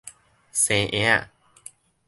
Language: Min Nan Chinese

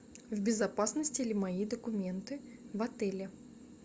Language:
Russian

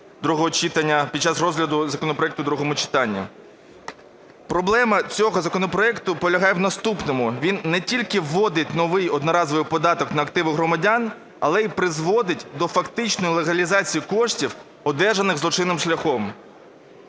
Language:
Ukrainian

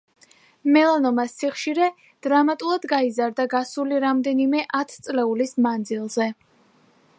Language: Georgian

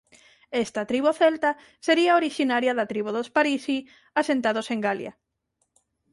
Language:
Galician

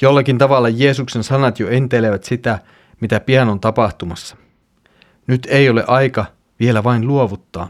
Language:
Finnish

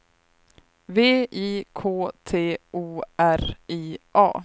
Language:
Swedish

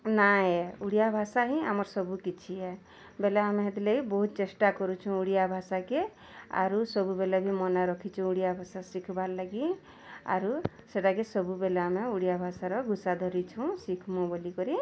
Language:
Odia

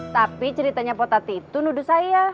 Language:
Indonesian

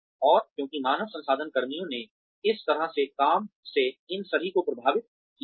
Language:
Hindi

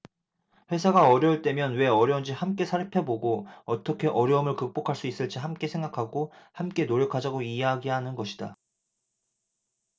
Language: Korean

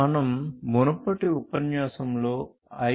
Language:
Telugu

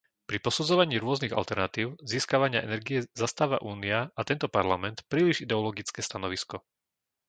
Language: Slovak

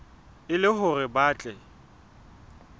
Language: Southern Sotho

